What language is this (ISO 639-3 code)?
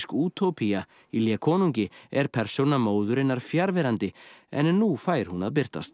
isl